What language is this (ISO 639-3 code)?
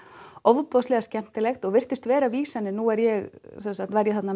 isl